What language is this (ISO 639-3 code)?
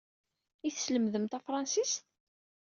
kab